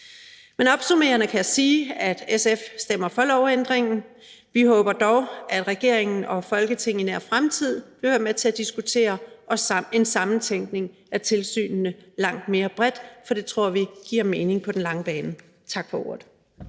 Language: Danish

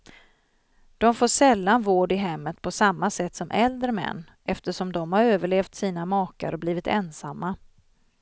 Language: Swedish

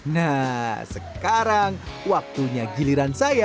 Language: Indonesian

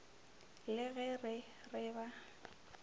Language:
Northern Sotho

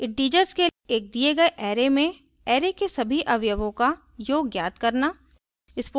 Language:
Hindi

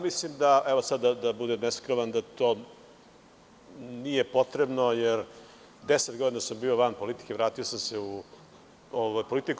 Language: Serbian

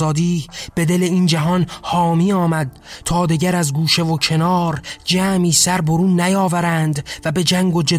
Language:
Persian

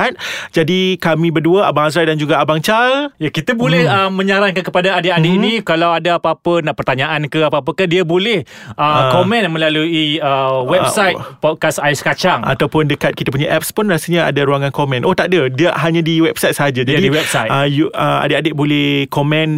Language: Malay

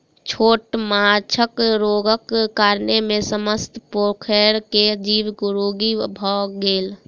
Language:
Maithili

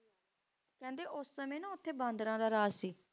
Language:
Punjabi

